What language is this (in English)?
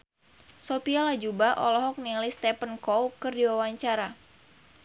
Sundanese